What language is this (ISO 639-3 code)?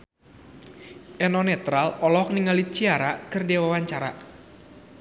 sun